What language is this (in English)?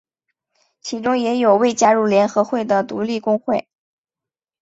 Chinese